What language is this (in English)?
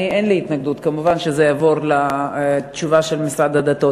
Hebrew